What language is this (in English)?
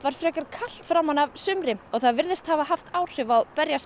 Icelandic